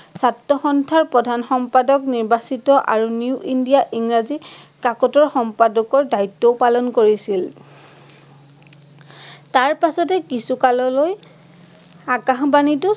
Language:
Assamese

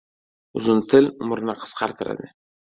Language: Uzbek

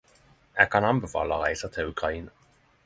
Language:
Norwegian Nynorsk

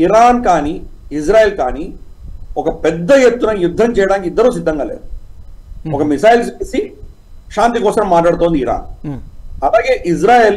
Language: Telugu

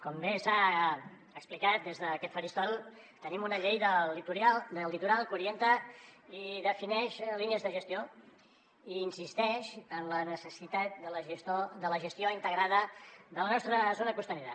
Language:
Catalan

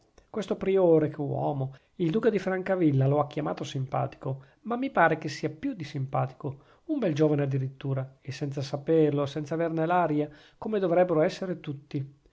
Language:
Italian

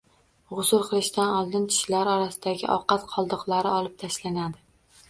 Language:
Uzbek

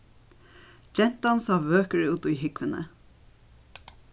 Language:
Faroese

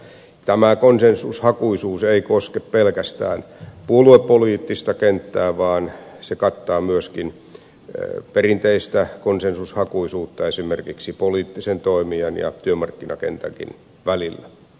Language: Finnish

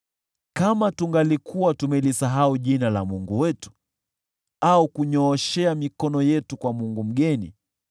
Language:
Swahili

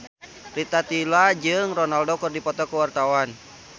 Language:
Sundanese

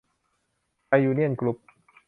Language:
Thai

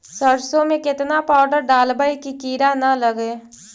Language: Magahi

